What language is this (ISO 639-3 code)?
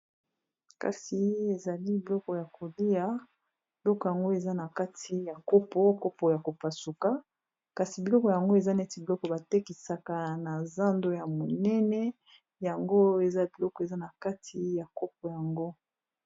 lin